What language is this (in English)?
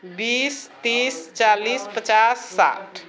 Maithili